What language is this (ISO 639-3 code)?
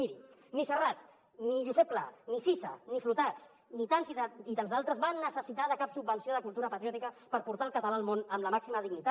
cat